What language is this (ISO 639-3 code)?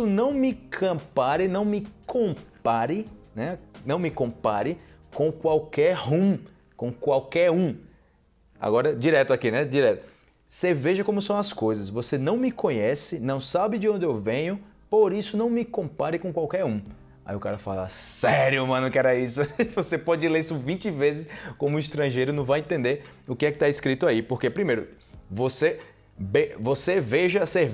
por